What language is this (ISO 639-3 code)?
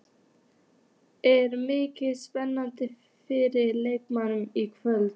isl